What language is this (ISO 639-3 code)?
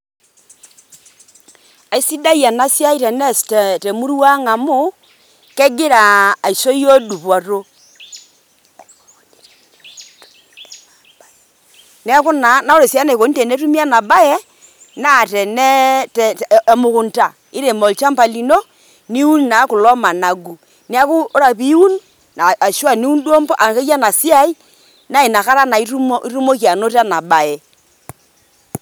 mas